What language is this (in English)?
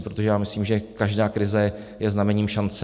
Czech